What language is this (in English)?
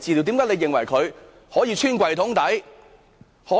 Cantonese